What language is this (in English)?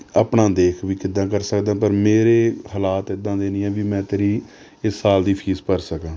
Punjabi